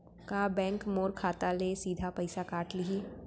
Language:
Chhattisgarhi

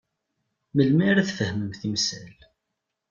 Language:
Kabyle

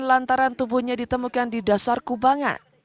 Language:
Indonesian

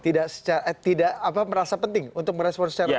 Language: Indonesian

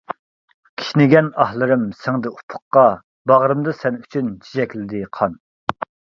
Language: Uyghur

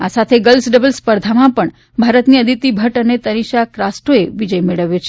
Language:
Gujarati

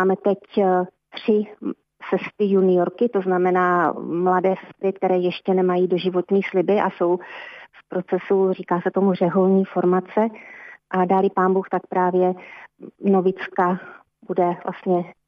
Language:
Czech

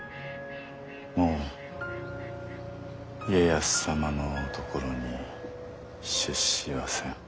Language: Japanese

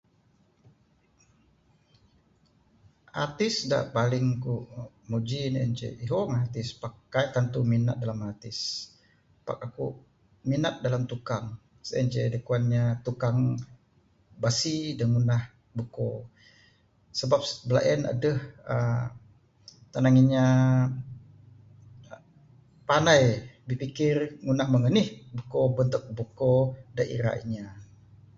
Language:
Bukar-Sadung Bidayuh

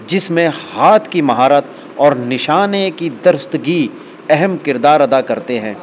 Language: Urdu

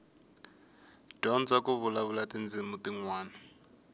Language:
Tsonga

